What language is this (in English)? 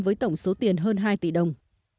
Vietnamese